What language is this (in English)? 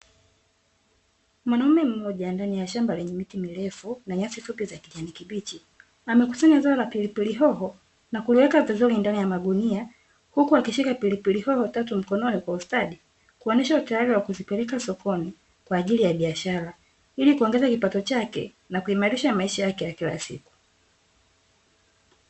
Swahili